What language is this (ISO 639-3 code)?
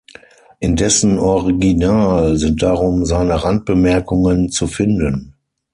deu